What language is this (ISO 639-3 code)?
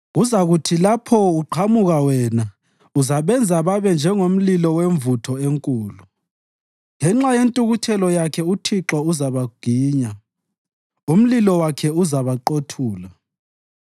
nde